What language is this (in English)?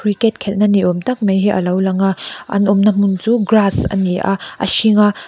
Mizo